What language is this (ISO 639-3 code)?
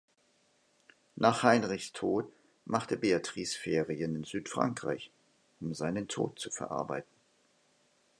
deu